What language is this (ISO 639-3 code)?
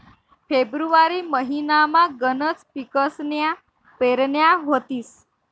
mar